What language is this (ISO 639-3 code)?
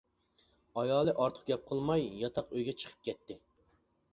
uig